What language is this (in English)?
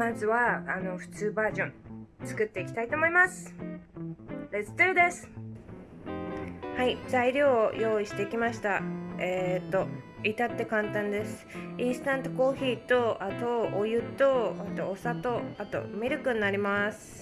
Japanese